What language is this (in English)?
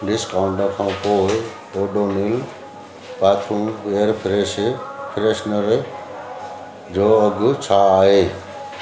Sindhi